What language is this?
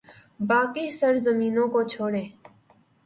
Urdu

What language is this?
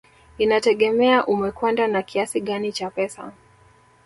Swahili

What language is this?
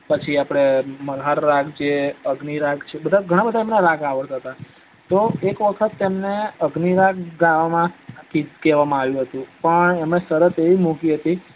Gujarati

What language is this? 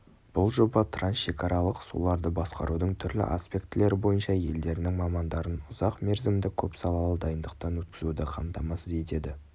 Kazakh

